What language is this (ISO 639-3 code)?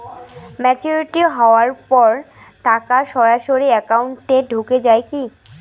ben